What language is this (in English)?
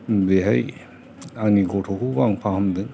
Bodo